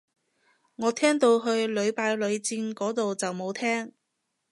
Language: Cantonese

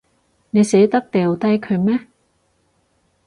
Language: Cantonese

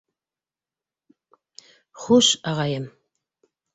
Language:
Bashkir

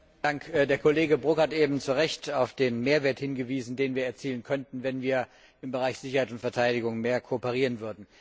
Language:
German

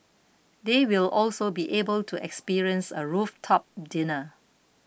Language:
English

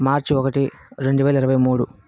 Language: Telugu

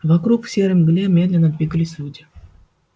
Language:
Russian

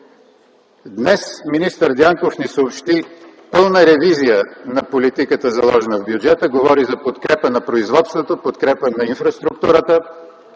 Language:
Bulgarian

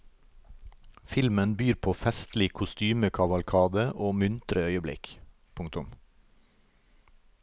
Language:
Norwegian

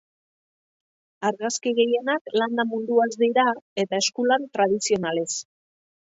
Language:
Basque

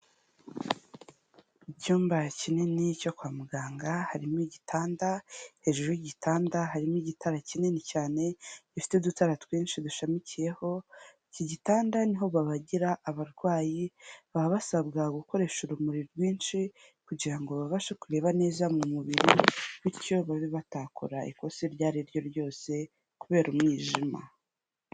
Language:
Kinyarwanda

